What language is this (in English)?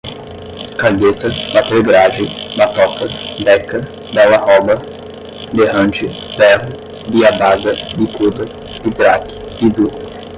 Portuguese